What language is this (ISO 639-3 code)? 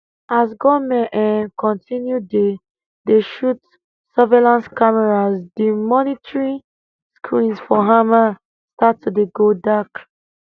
pcm